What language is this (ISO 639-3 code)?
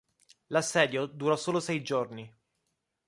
ita